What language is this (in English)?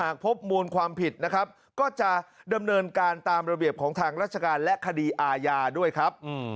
Thai